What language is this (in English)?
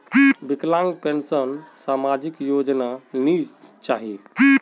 Magahi